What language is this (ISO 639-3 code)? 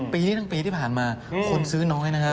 tha